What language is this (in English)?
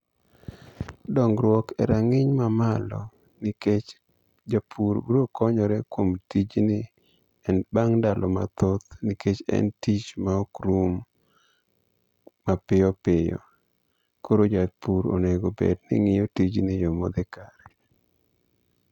Luo (Kenya and Tanzania)